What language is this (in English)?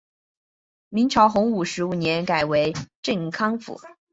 Chinese